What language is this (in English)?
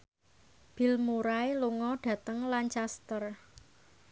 Javanese